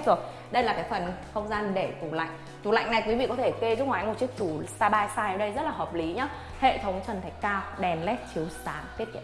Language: Vietnamese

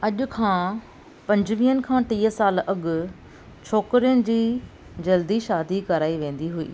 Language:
Sindhi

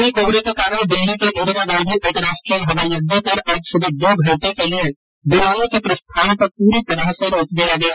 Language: Hindi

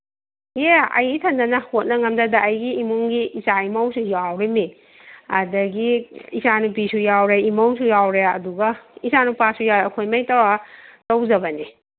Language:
Manipuri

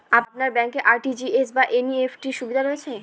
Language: Bangla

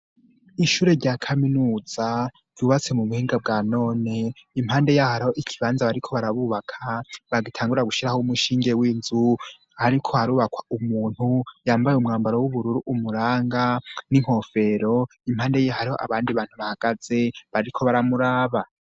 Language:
Rundi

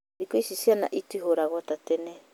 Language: Kikuyu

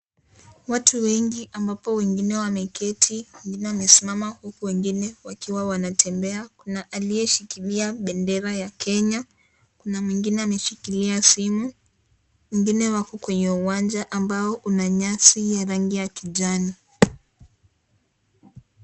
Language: Swahili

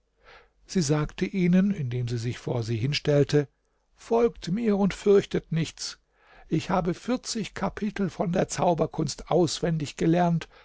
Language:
German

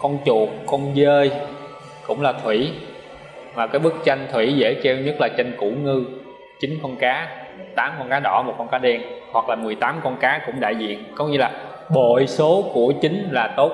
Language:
Vietnamese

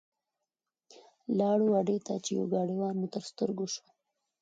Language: Pashto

